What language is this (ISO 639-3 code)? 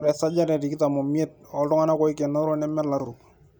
mas